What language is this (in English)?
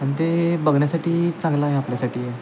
Marathi